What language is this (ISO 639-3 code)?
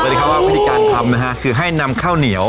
tha